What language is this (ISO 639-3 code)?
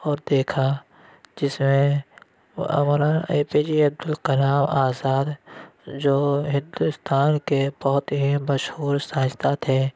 urd